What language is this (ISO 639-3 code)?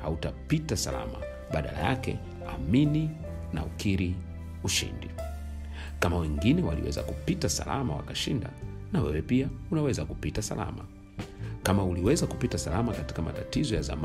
swa